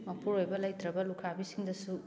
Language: Manipuri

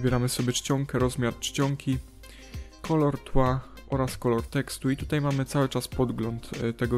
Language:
Polish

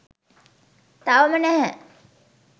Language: Sinhala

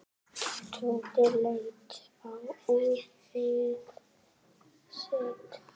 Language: Icelandic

